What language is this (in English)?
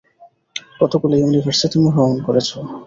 Bangla